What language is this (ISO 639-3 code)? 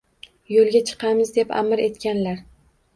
uzb